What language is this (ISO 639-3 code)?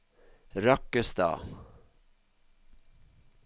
nor